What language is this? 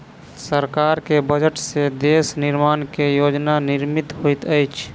Maithili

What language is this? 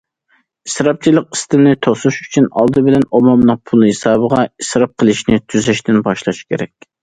Uyghur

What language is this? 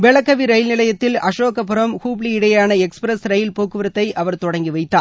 Tamil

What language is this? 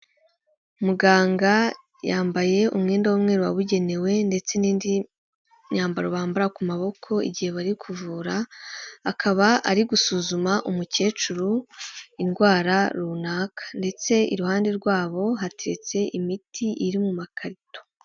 Kinyarwanda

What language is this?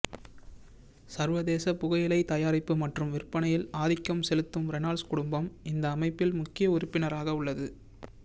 Tamil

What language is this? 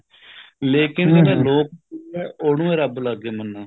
Punjabi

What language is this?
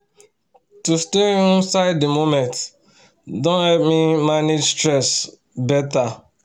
Nigerian Pidgin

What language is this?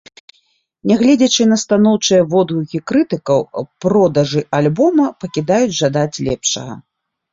Belarusian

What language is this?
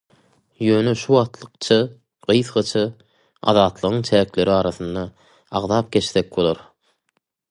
Turkmen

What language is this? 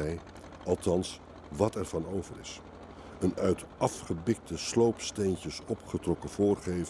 Dutch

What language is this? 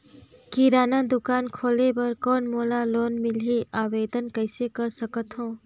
Chhattisgarhi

